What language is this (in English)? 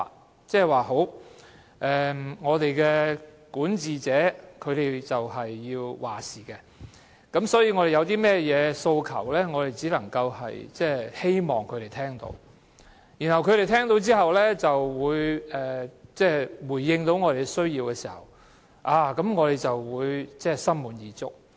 Cantonese